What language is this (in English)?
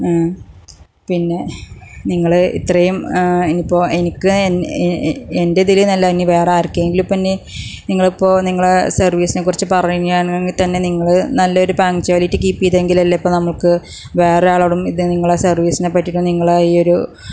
Malayalam